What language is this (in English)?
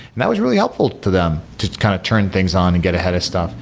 English